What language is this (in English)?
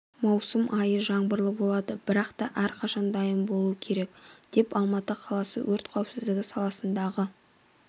Kazakh